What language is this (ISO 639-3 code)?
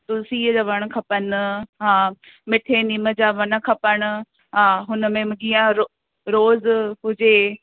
snd